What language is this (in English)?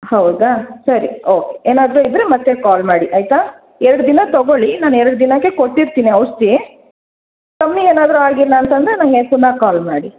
Kannada